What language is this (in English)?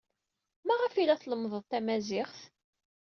Kabyle